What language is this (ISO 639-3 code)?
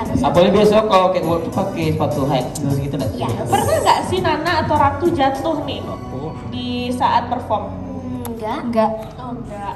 ind